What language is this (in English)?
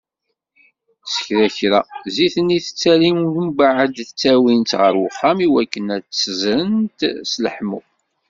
Kabyle